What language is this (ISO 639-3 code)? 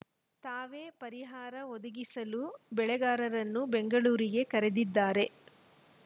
kan